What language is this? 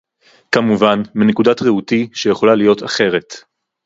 Hebrew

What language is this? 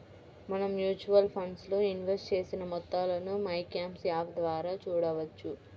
Telugu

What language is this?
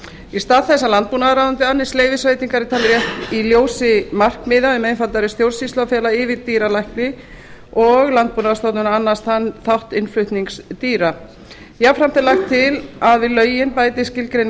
Icelandic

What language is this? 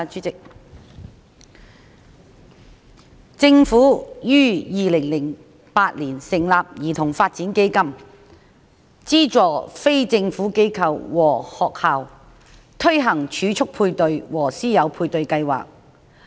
Cantonese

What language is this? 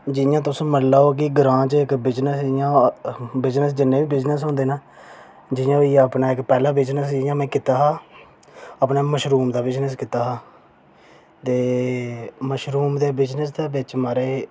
Dogri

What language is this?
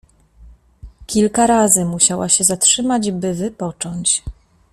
Polish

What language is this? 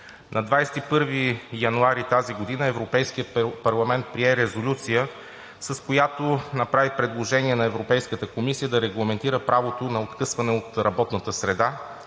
Bulgarian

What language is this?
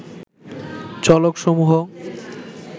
Bangla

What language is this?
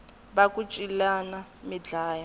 Tsonga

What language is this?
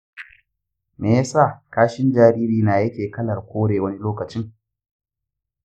Hausa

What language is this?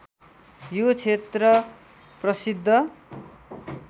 Nepali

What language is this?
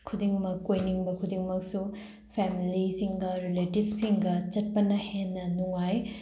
Manipuri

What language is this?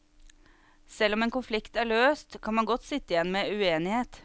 Norwegian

